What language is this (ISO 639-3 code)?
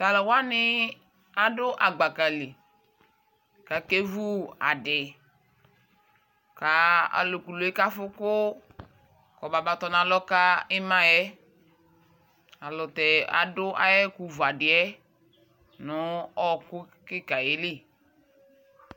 kpo